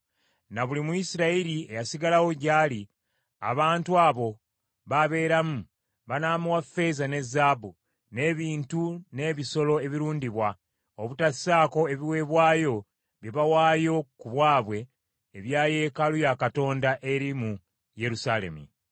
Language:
Ganda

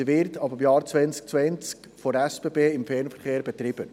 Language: Swiss German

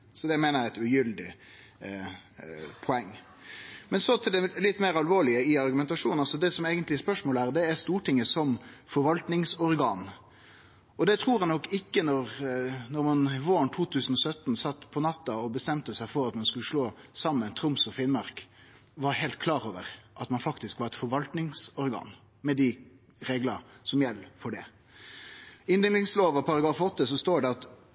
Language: Norwegian Nynorsk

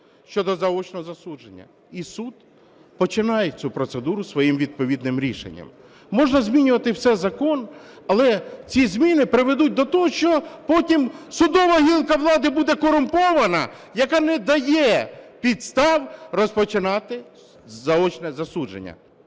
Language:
Ukrainian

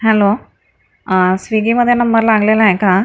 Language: Marathi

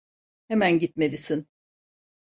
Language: Turkish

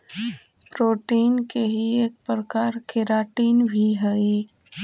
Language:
Magahi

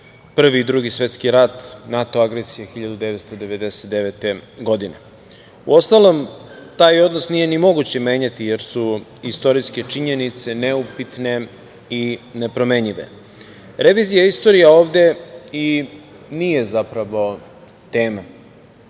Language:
Serbian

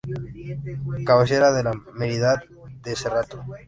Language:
Spanish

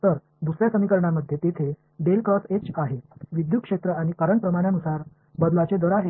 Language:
Marathi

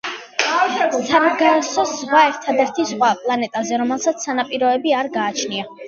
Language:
Georgian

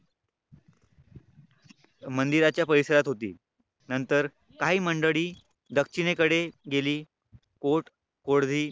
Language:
Marathi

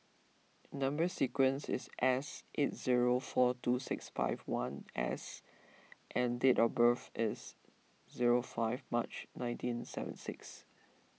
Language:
English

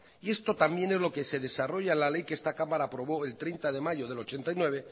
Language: Spanish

